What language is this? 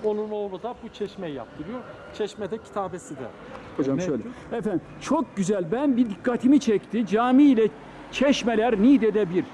Turkish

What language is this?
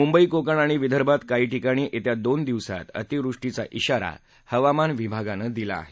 Marathi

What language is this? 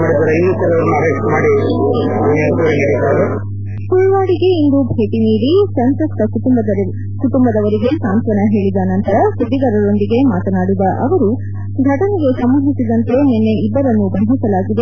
Kannada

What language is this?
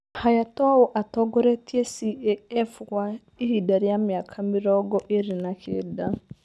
Kikuyu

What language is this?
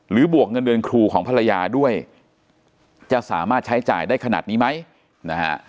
Thai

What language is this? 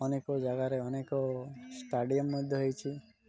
Odia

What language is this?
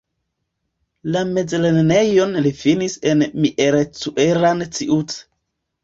Esperanto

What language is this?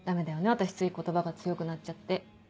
Japanese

